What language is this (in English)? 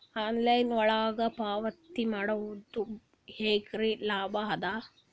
Kannada